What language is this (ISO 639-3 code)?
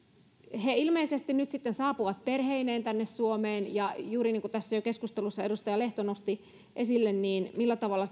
fin